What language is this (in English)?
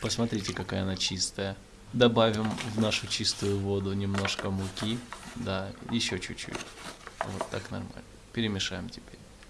Russian